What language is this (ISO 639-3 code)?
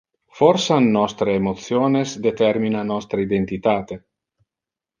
ina